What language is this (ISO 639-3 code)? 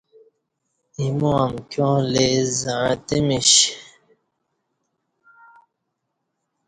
bsh